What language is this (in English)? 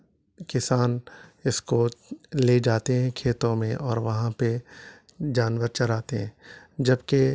Urdu